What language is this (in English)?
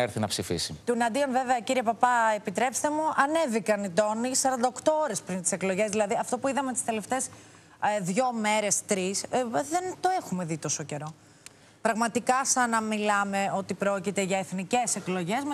Greek